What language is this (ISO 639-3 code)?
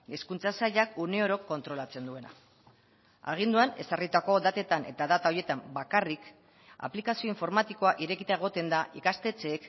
eus